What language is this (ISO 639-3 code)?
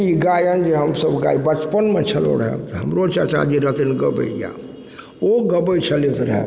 mai